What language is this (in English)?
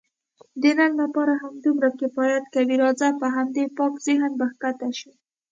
Pashto